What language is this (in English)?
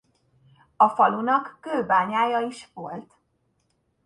Hungarian